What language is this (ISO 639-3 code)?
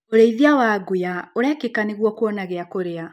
kik